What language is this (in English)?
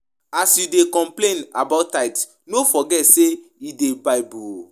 Nigerian Pidgin